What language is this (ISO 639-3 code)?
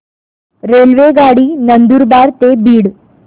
mar